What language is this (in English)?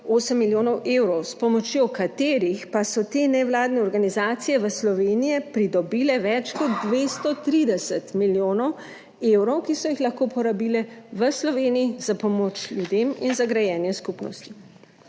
Slovenian